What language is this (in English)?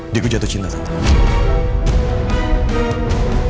Indonesian